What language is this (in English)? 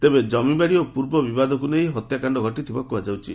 Odia